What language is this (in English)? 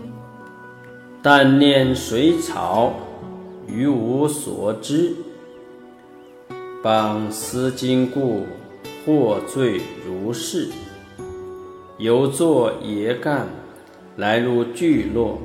Chinese